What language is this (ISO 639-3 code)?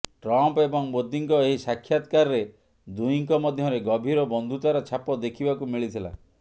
ori